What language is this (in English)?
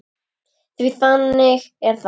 Icelandic